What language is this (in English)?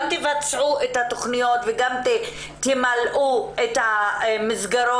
Hebrew